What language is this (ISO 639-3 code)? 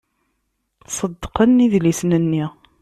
kab